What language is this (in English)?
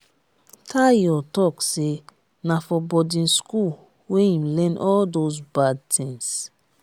Nigerian Pidgin